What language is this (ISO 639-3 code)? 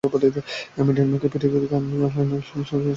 ben